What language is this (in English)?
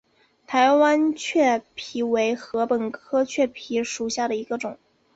Chinese